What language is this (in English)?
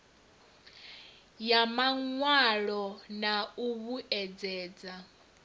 Venda